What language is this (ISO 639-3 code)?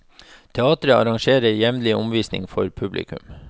nor